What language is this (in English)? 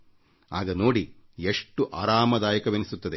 Kannada